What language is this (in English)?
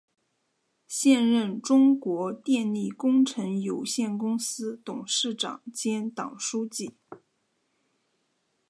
Chinese